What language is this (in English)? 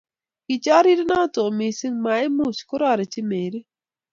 Kalenjin